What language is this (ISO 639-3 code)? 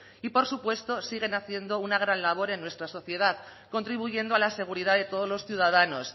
spa